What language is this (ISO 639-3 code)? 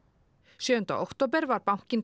isl